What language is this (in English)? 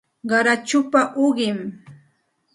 Santa Ana de Tusi Pasco Quechua